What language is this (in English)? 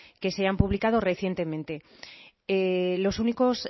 Spanish